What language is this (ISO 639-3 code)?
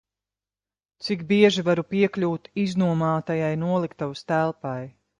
lav